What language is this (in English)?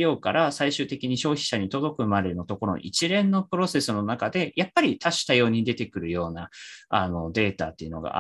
Japanese